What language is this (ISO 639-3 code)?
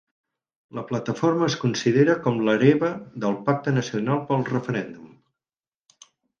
cat